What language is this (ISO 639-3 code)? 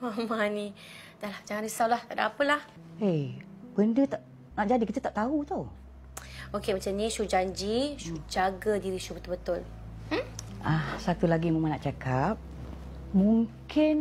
msa